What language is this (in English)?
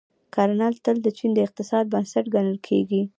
Pashto